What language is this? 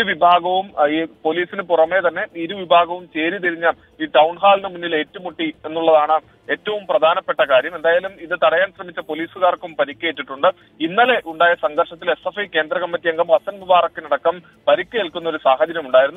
Malayalam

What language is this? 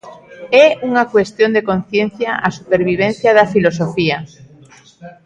Galician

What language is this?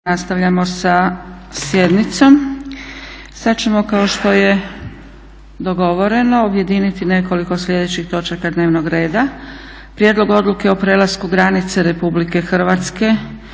Croatian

